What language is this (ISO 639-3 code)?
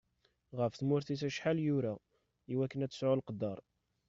kab